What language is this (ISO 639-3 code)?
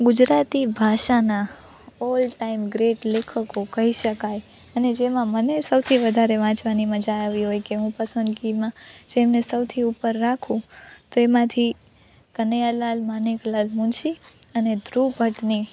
guj